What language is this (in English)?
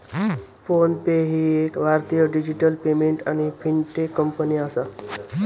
Marathi